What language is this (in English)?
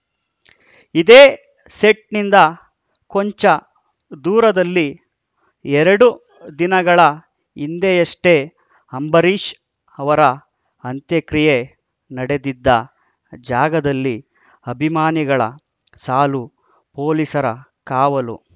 Kannada